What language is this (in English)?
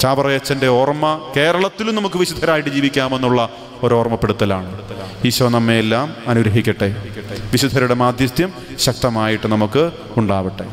Hindi